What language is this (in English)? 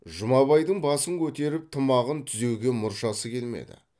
Kazakh